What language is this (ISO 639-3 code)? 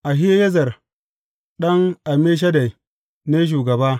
hau